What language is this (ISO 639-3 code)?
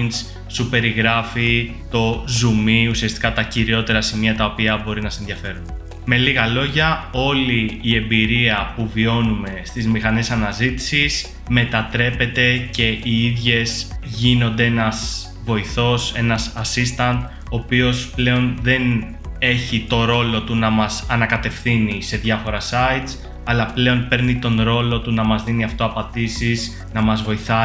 ell